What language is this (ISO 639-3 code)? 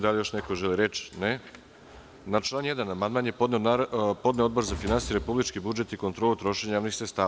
srp